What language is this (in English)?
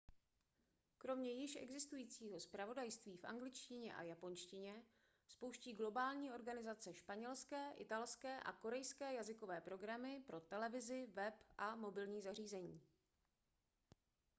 Czech